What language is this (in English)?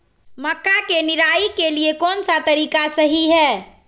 Magahi